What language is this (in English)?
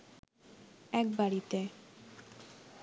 Bangla